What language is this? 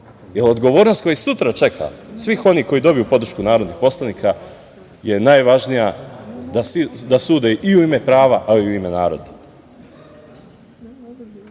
Serbian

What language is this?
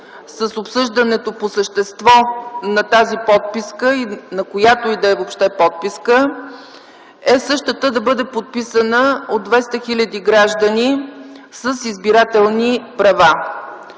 Bulgarian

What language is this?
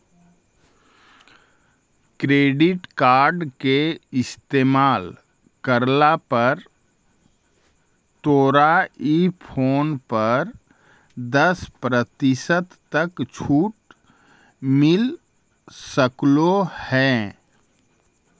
Magahi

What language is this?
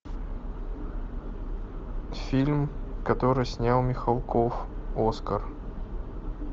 Russian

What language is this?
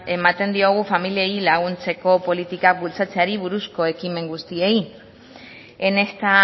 Basque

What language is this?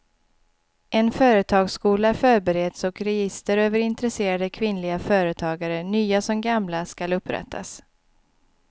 Swedish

